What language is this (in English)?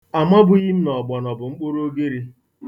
Igbo